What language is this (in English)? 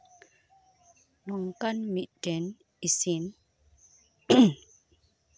Santali